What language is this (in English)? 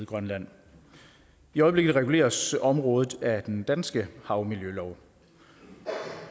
Danish